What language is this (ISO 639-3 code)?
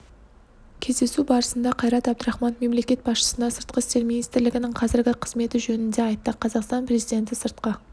kaz